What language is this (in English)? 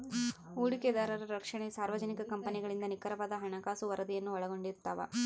Kannada